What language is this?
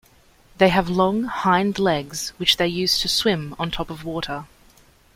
English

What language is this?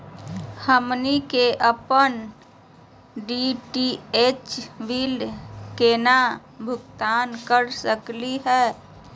Magahi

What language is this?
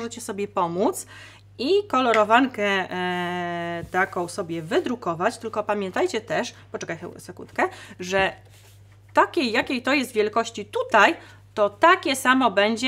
Polish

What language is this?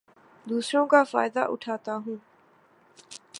Urdu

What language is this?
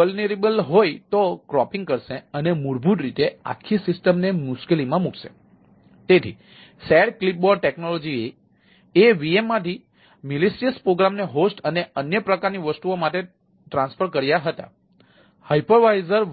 Gujarati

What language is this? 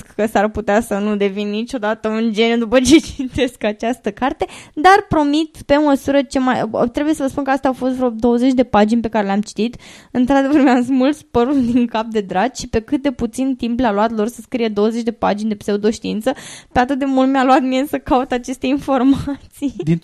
Romanian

